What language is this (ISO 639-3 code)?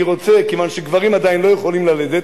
heb